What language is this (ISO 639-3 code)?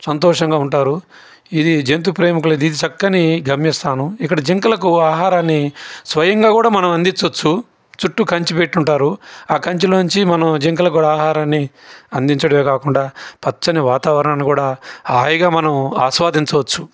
tel